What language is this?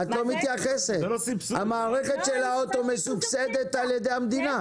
Hebrew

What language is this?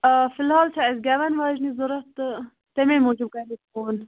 Kashmiri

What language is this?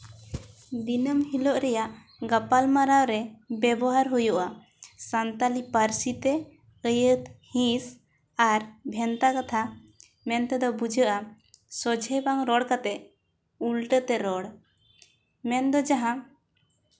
Santali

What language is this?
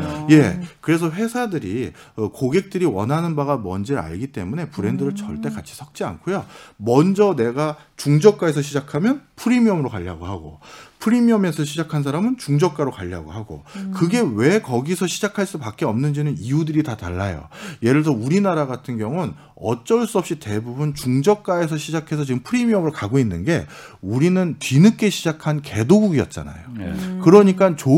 Korean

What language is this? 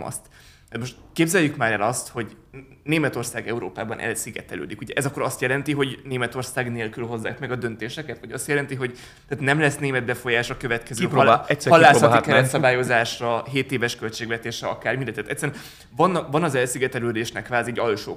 Hungarian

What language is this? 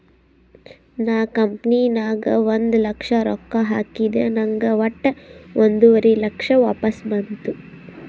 Kannada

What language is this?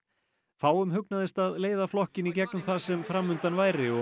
Icelandic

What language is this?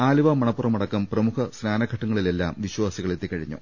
Malayalam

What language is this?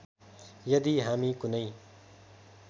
Nepali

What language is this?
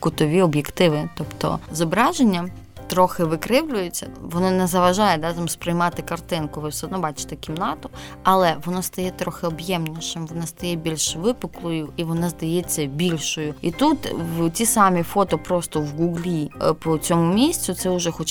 Ukrainian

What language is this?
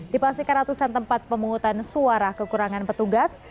Indonesian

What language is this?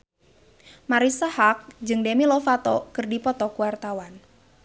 Sundanese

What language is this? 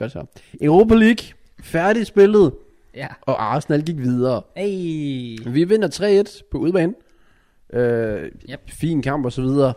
Danish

